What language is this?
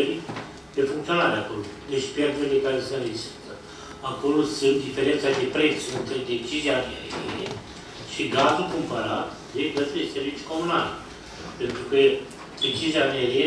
Romanian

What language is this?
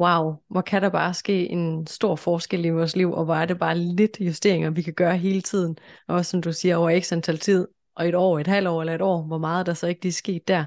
Danish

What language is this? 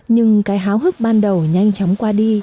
Vietnamese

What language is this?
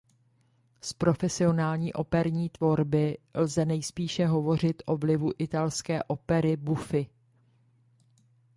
Czech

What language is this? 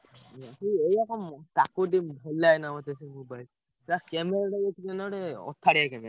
Odia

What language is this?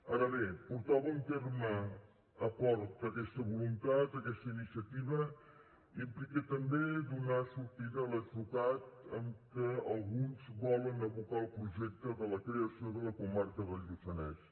Catalan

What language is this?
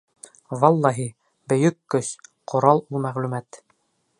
Bashkir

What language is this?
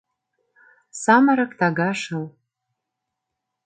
Mari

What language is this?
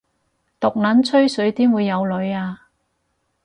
Cantonese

